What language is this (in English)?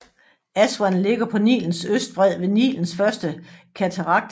Danish